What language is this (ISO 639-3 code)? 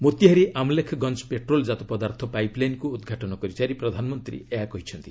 ori